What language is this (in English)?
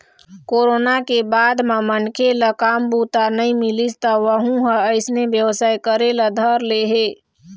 Chhattisgarhi